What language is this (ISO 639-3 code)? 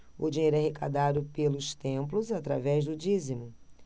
por